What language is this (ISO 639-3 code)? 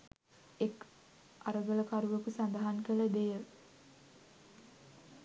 sin